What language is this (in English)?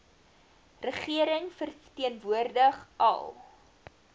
Afrikaans